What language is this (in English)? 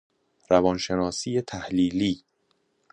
Persian